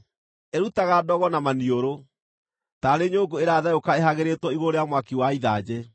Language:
Kikuyu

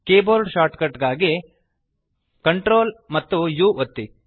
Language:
Kannada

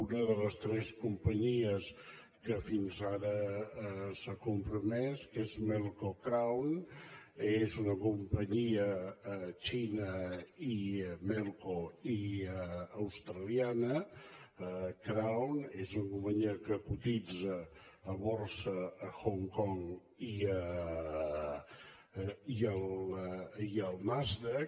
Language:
Catalan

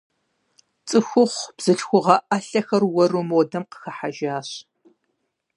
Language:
Kabardian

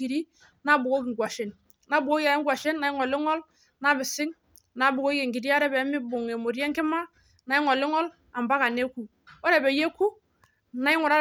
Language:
Masai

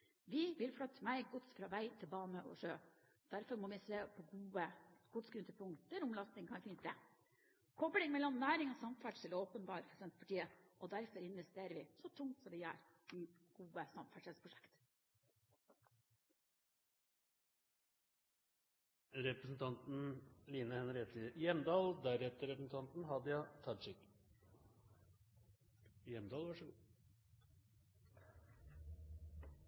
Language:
Norwegian Bokmål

